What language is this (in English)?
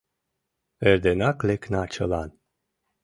Mari